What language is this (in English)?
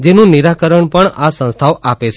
Gujarati